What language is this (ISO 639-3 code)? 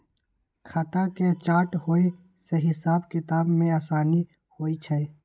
mag